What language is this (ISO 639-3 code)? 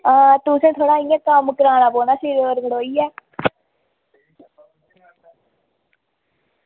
doi